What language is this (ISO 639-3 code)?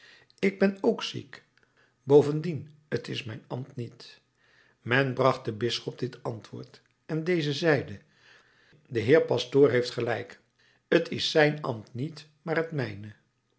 nld